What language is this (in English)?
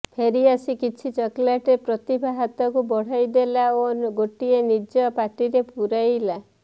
Odia